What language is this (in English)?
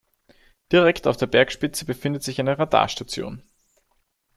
German